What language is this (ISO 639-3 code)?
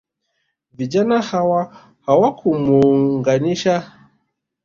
swa